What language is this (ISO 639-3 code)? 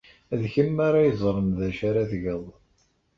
kab